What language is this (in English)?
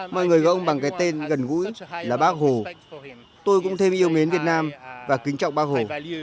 Vietnamese